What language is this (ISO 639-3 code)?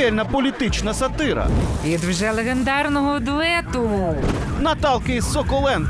ukr